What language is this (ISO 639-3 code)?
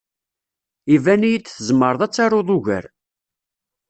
kab